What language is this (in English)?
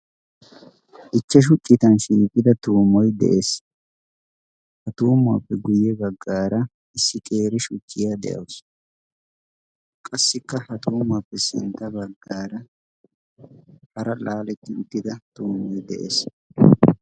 Wolaytta